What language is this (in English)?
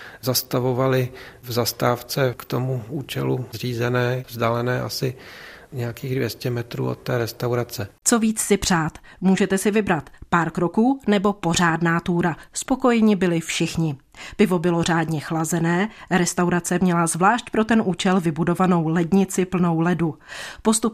Czech